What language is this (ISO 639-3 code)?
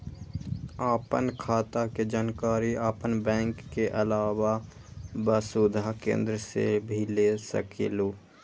mag